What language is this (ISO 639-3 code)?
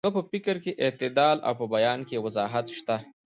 pus